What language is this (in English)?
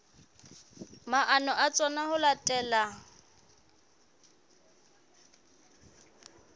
Southern Sotho